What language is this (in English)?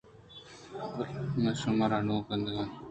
Eastern Balochi